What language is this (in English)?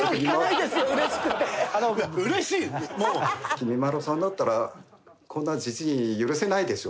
Japanese